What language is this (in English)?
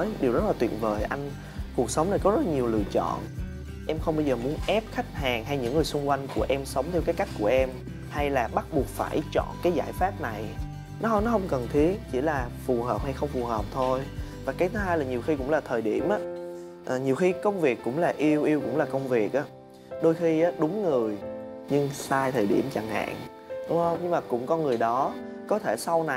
Vietnamese